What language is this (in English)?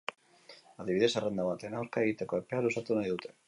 Basque